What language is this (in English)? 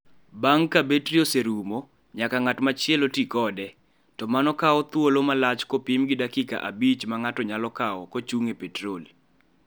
Luo (Kenya and Tanzania)